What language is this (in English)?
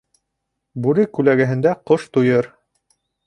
Bashkir